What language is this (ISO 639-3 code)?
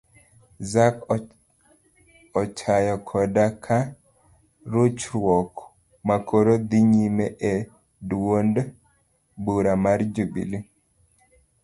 luo